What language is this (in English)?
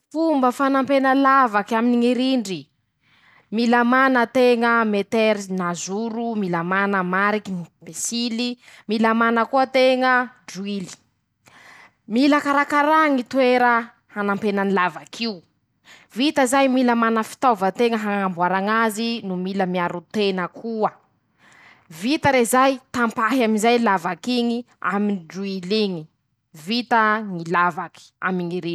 Masikoro Malagasy